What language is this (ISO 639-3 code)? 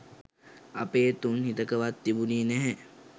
sin